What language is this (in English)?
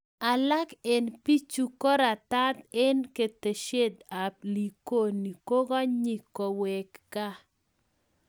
Kalenjin